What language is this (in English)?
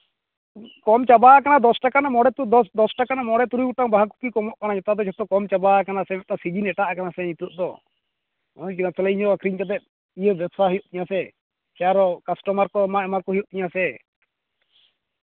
Santali